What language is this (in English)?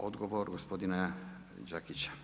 Croatian